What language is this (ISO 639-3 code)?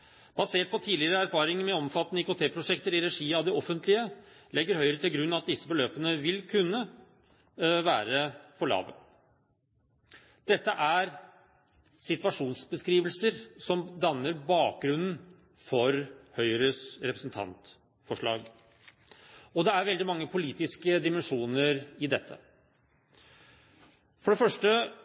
nob